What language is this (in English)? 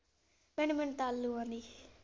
Punjabi